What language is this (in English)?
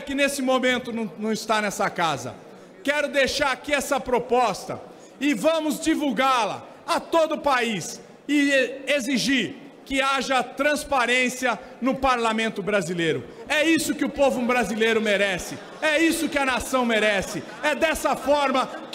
Portuguese